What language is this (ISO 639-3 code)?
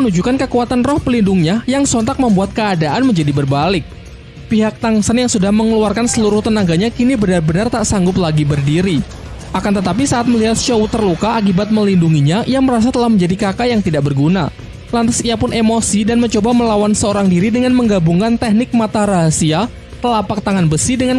ind